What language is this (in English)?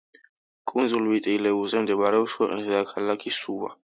Georgian